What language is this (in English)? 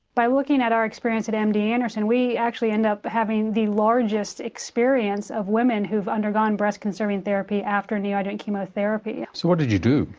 English